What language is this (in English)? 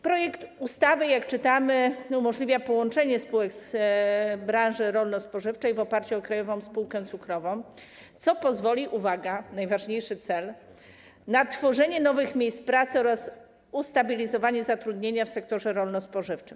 Polish